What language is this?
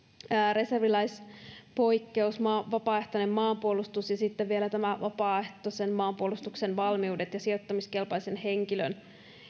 Finnish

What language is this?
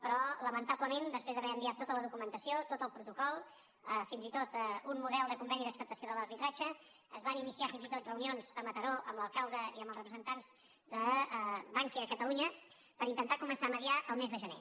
Catalan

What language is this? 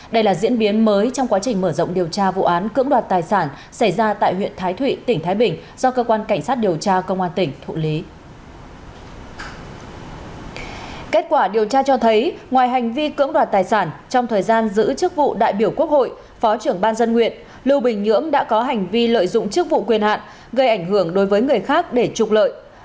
Vietnamese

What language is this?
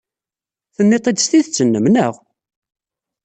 Kabyle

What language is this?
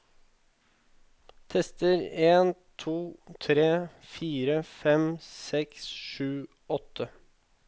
Norwegian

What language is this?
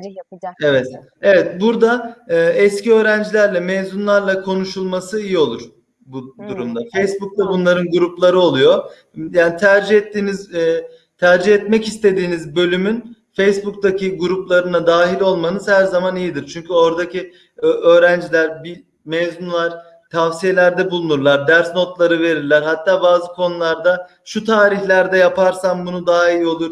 Turkish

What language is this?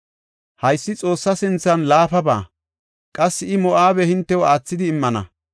Gofa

